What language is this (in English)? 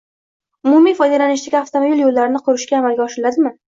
Uzbek